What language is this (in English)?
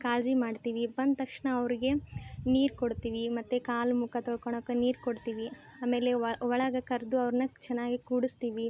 Kannada